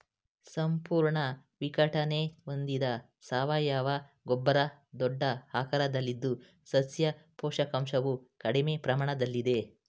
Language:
Kannada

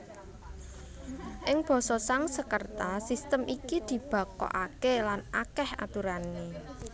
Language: Javanese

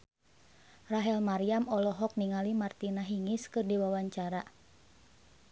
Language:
Sundanese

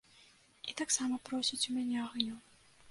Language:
Belarusian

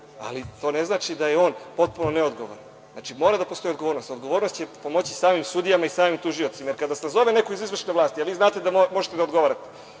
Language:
Serbian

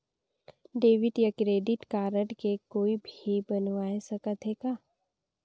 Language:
Chhattisgarhi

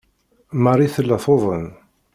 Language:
Kabyle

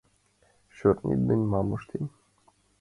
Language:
Mari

